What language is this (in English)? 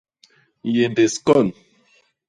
Basaa